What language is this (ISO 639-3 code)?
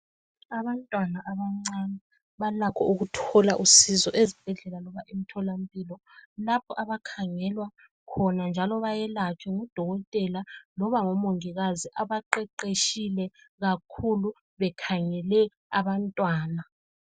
nde